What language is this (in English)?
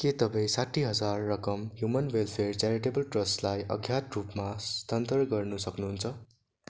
Nepali